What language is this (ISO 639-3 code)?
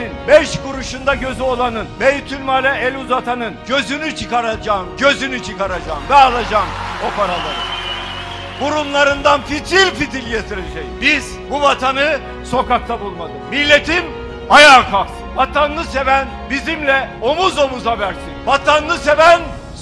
tur